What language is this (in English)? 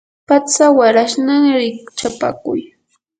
Yanahuanca Pasco Quechua